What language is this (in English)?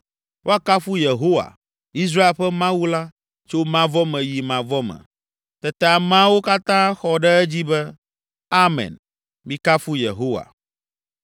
Ewe